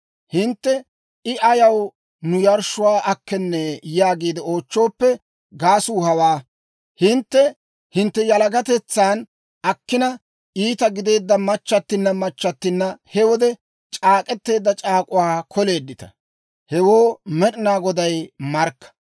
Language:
Dawro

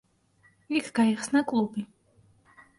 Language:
Georgian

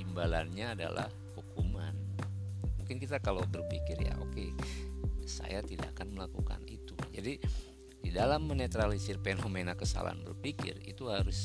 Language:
Indonesian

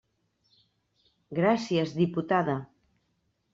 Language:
Catalan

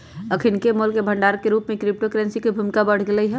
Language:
Magahi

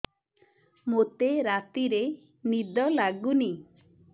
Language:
Odia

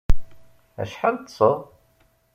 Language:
Kabyle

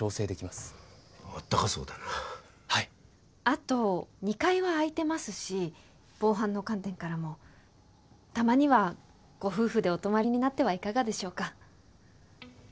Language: Japanese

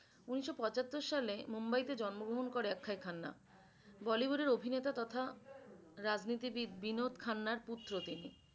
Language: Bangla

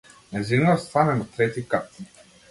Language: Macedonian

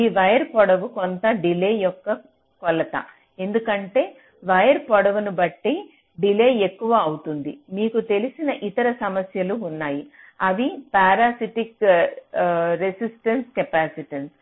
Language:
Telugu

